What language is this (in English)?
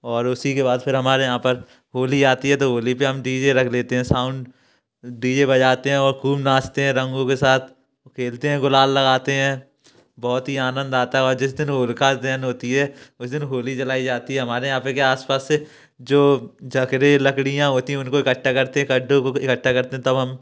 Hindi